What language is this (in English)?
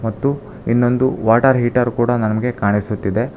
Kannada